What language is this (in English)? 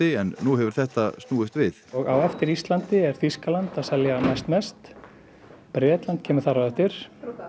Icelandic